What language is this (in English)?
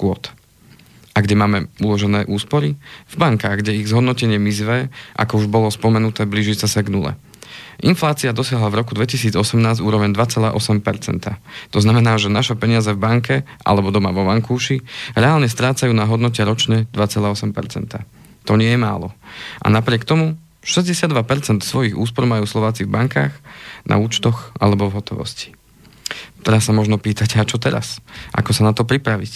Slovak